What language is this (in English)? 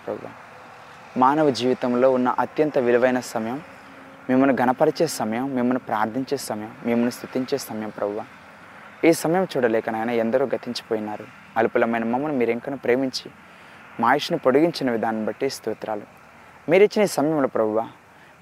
Telugu